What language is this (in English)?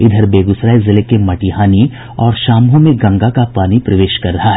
Hindi